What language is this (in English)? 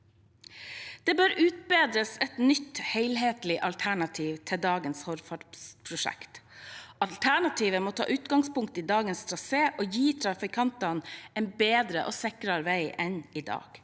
Norwegian